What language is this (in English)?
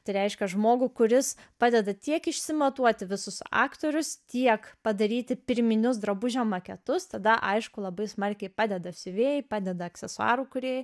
Lithuanian